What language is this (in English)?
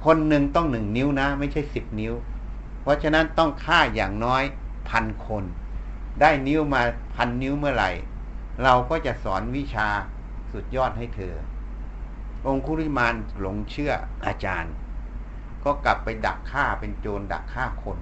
Thai